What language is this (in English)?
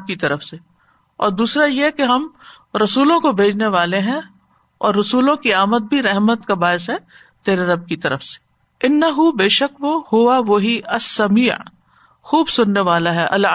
Urdu